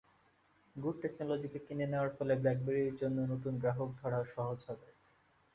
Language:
Bangla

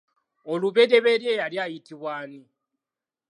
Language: Ganda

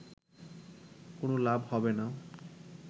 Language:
Bangla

